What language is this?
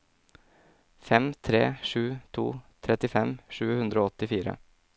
Norwegian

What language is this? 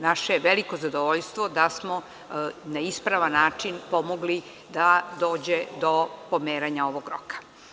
Serbian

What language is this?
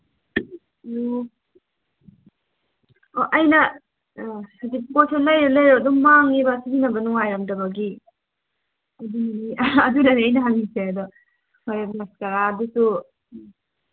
Manipuri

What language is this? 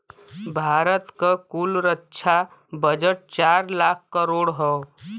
Bhojpuri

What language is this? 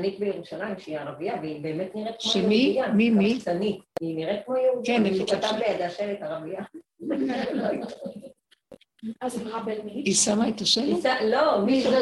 Hebrew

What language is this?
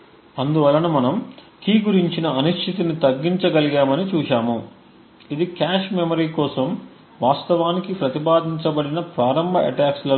Telugu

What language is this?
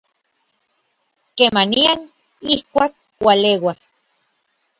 Orizaba Nahuatl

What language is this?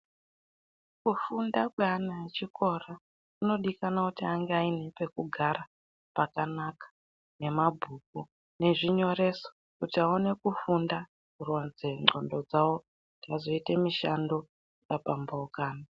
Ndau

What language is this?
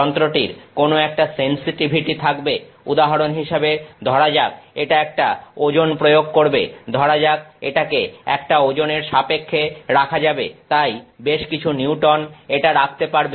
Bangla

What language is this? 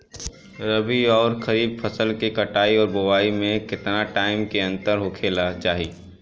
Bhojpuri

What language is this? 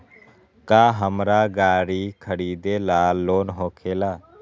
Magahi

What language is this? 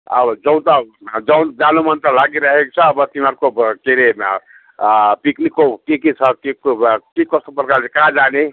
Nepali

